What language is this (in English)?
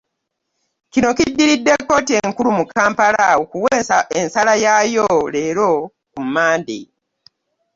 Ganda